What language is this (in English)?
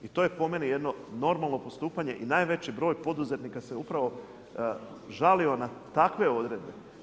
Croatian